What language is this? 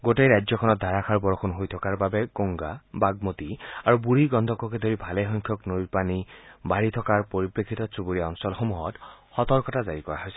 Assamese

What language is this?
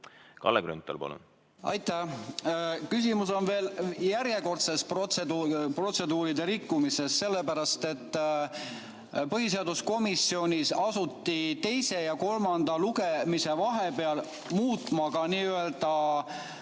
Estonian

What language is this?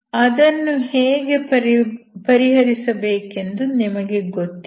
Kannada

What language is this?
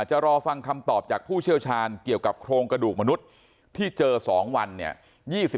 Thai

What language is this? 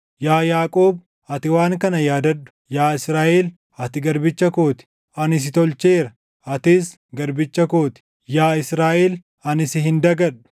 Oromo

